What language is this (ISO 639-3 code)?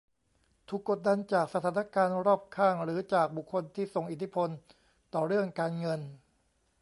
tha